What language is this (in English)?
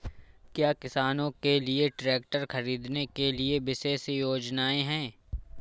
Hindi